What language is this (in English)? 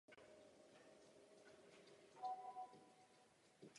Czech